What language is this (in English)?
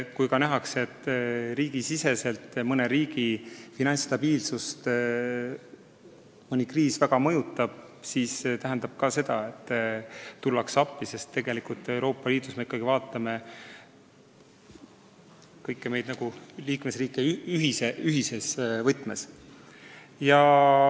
Estonian